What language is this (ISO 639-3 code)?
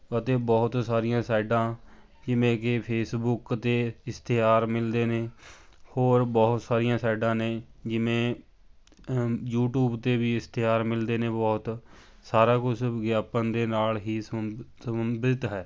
pan